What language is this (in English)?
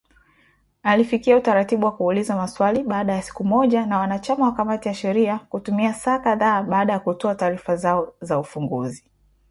Swahili